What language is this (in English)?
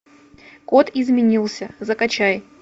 Russian